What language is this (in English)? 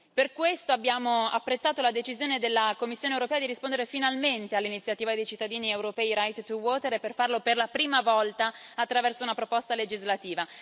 Italian